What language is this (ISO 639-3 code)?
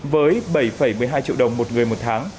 vie